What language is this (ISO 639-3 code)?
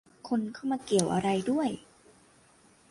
tha